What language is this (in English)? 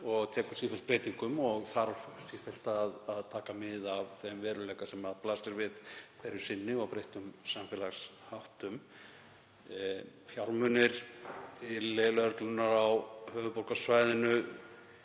Icelandic